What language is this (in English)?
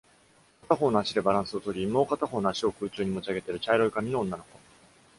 Japanese